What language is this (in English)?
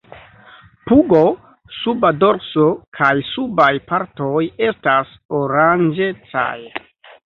Esperanto